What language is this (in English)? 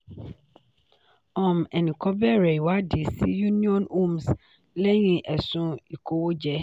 Yoruba